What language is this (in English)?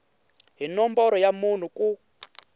Tsonga